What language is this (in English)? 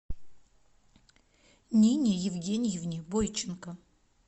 Russian